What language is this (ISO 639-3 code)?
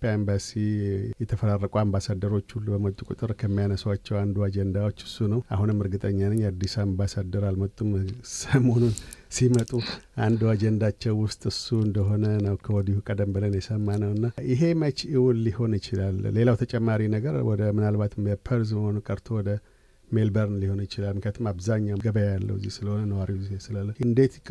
amh